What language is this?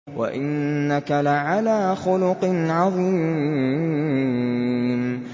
Arabic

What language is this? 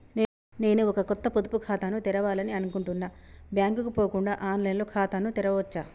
Telugu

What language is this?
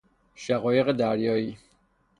Persian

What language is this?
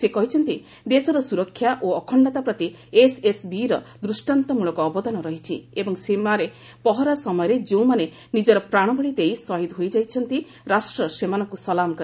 Odia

